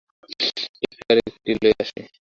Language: Bangla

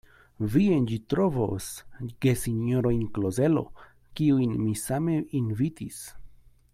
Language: Esperanto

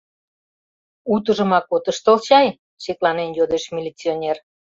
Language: Mari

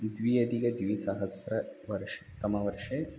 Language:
Sanskrit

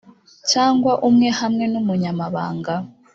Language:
Kinyarwanda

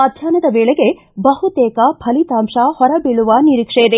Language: Kannada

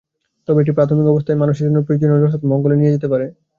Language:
Bangla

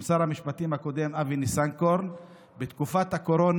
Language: Hebrew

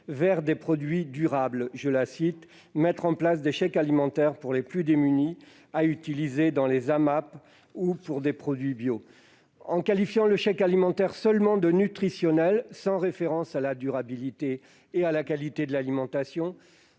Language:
French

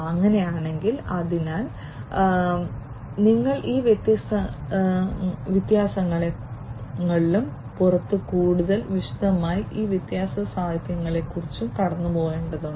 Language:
Malayalam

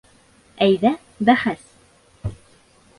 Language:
Bashkir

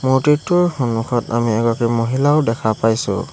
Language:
Assamese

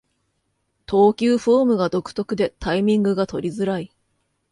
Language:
Japanese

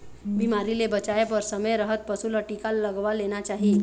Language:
Chhattisgarhi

